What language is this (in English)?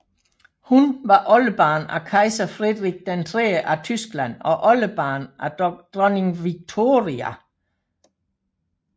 Danish